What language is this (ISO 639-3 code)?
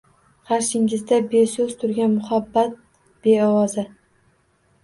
uzb